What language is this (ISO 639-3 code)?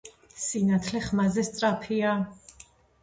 kat